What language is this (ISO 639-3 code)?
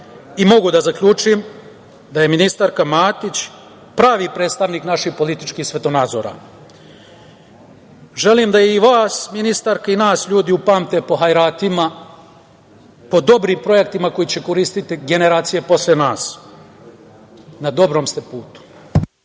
srp